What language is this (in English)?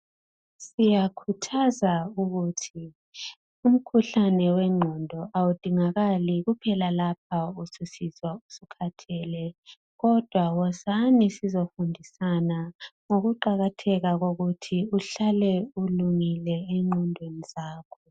North Ndebele